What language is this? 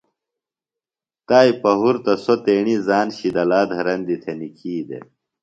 Phalura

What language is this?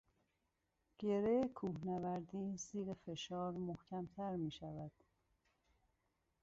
Persian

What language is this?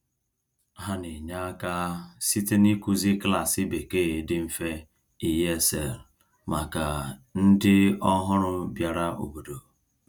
Igbo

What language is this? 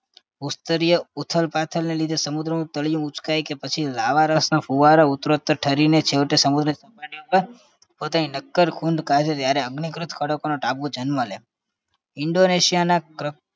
Gujarati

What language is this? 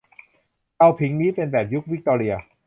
Thai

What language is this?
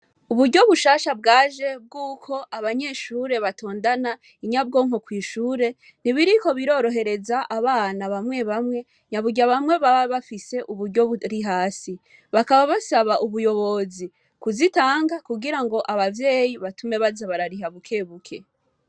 Rundi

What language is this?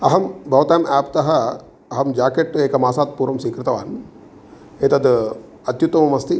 Sanskrit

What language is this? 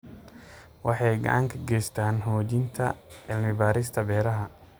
Somali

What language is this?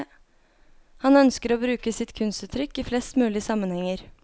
Norwegian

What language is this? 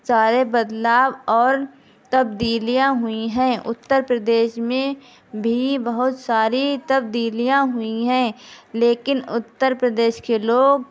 Urdu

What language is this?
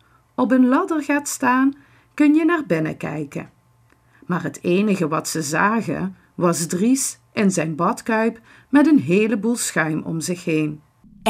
Dutch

